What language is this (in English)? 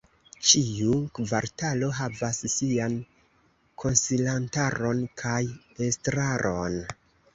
Esperanto